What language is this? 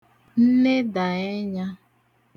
Igbo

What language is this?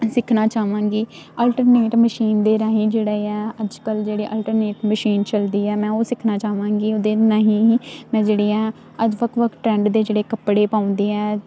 Punjabi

